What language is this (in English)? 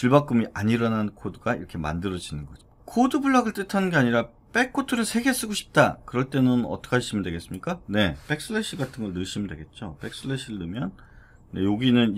Korean